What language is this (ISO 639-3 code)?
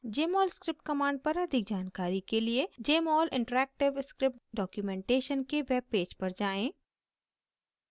hin